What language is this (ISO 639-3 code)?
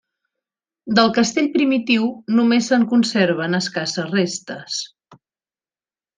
cat